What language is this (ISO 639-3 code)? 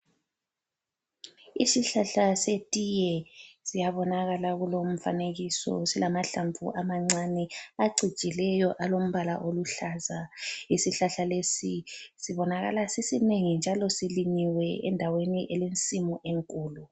nde